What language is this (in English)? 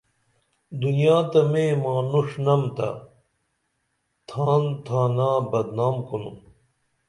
Dameli